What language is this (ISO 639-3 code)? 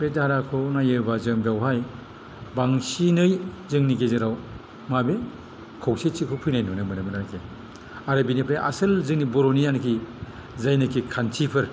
brx